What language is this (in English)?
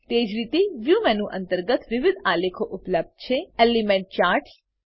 Gujarati